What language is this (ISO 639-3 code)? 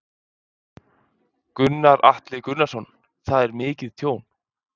isl